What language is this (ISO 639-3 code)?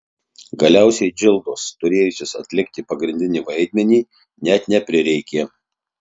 lit